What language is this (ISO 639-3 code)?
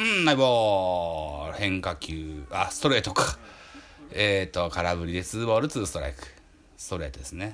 jpn